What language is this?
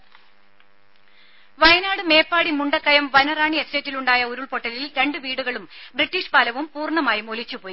Malayalam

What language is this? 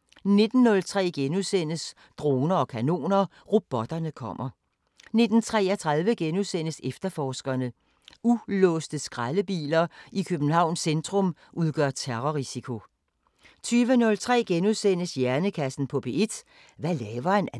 Danish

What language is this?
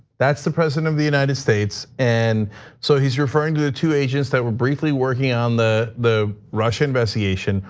English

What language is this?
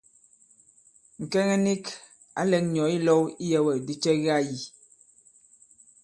Bankon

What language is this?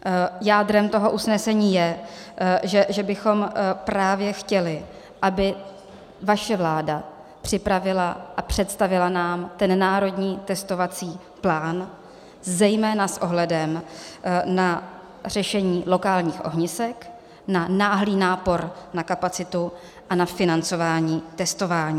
Czech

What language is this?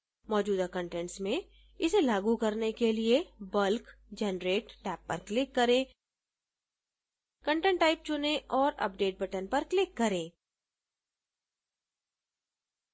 Hindi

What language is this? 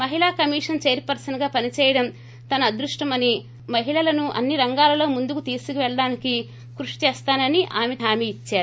Telugu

